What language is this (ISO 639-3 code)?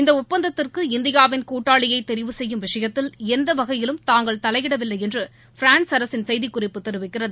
tam